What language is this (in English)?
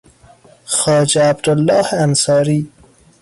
Persian